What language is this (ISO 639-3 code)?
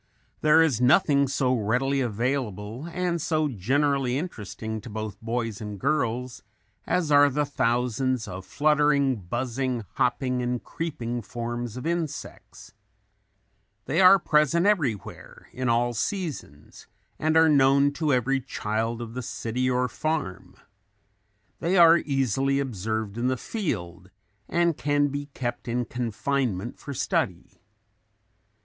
eng